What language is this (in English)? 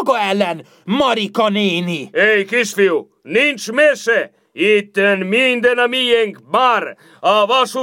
Hungarian